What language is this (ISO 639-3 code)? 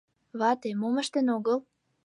chm